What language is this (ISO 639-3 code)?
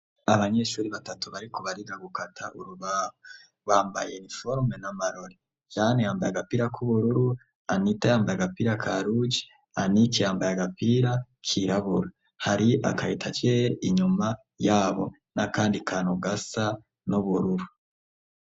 run